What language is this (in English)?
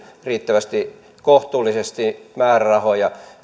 Finnish